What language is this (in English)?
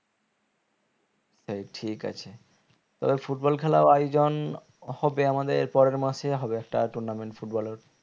Bangla